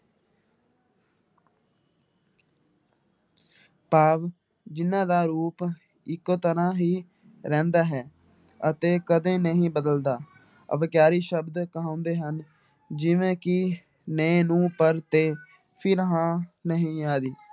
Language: Punjabi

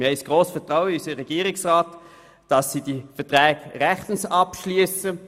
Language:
Swiss German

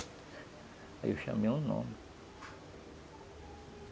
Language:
Portuguese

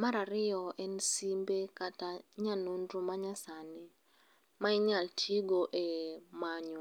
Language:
Luo (Kenya and Tanzania)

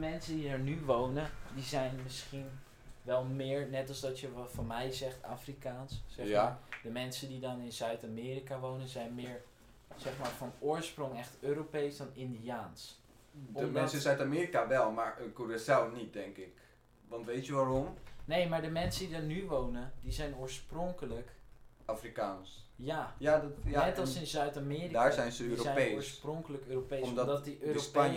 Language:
Dutch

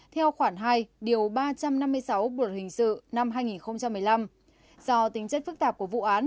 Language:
Vietnamese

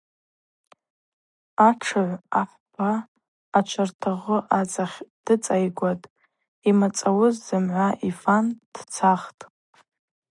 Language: Abaza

